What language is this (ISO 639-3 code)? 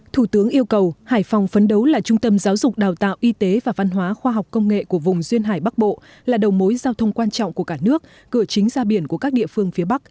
vie